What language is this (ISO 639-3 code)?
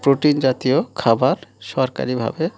ben